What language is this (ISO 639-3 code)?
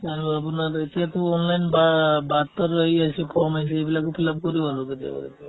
asm